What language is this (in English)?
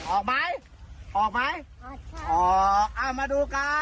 Thai